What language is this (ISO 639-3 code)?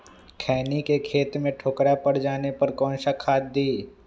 mag